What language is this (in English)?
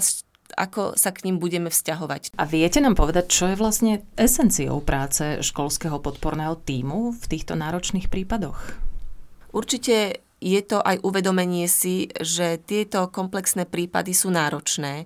Slovak